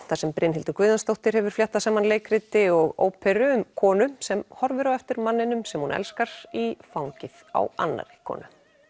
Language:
Icelandic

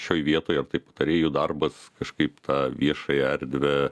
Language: Lithuanian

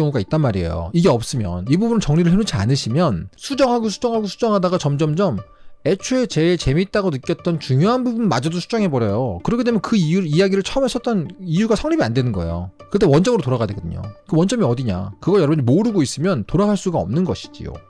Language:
Korean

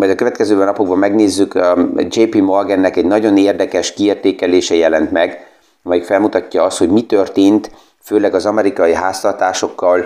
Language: Hungarian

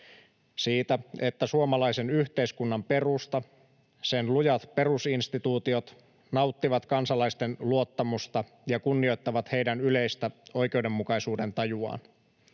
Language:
Finnish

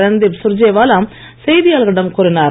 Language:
Tamil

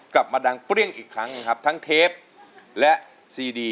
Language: Thai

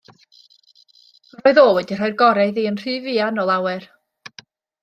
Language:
Welsh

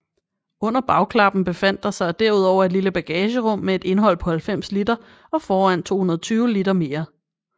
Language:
Danish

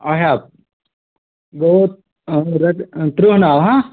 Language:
Kashmiri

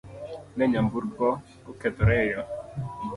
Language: Luo (Kenya and Tanzania)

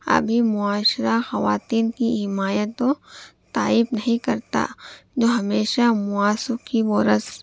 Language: Urdu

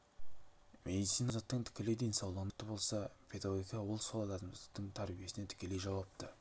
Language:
Kazakh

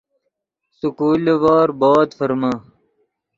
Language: Yidgha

